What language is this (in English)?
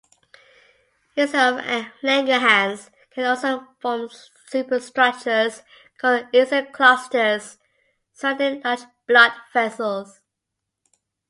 English